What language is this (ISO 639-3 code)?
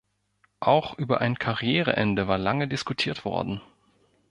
deu